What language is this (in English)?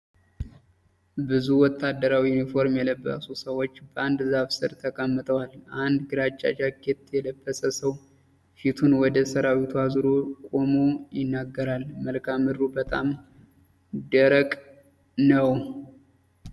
Amharic